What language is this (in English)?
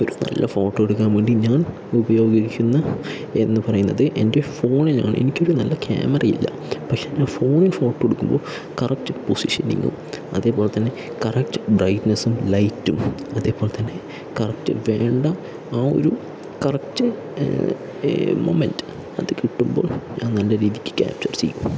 Malayalam